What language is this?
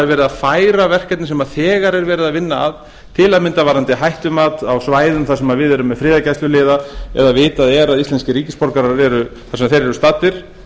Icelandic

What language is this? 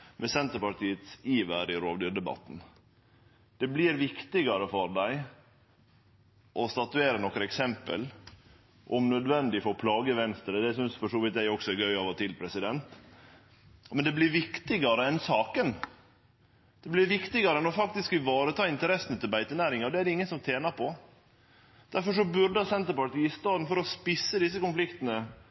Norwegian Nynorsk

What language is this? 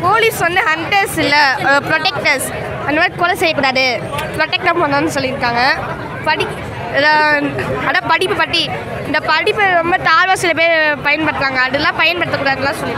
Indonesian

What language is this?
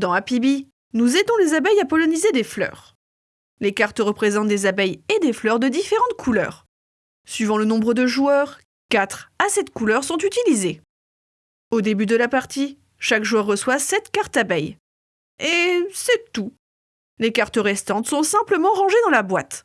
French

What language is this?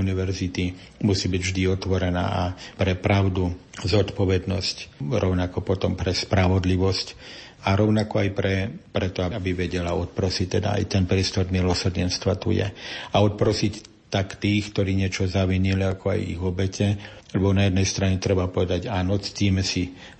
Slovak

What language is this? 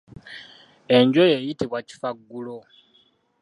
Ganda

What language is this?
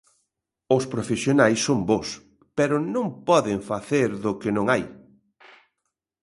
Galician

